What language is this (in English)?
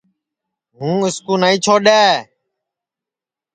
Sansi